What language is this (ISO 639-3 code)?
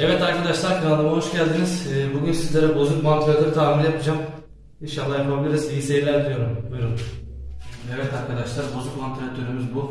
tur